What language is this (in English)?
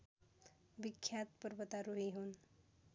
Nepali